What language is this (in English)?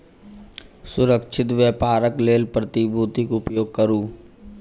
Maithili